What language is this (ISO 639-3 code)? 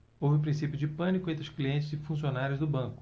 por